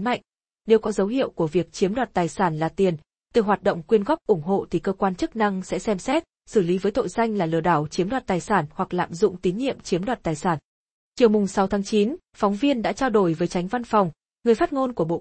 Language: Vietnamese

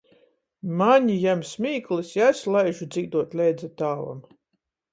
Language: Latgalian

